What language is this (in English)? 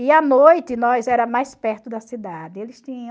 Portuguese